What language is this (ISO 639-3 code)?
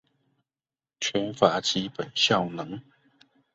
zho